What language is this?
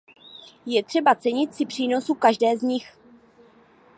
Czech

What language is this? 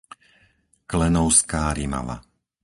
Slovak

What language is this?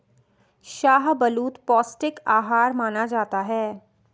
Hindi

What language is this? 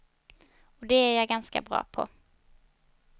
Swedish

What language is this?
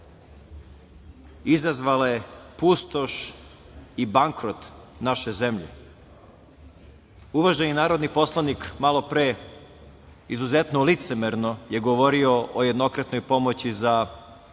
Serbian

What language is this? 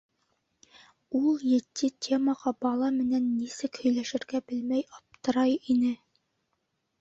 Bashkir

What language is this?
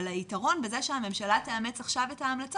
Hebrew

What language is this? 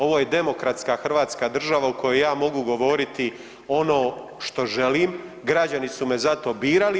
Croatian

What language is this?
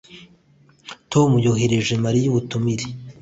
Kinyarwanda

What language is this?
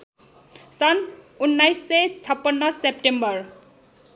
Nepali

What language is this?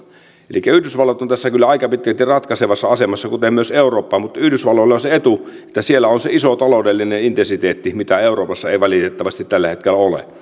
Finnish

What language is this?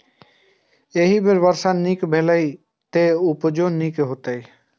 Maithili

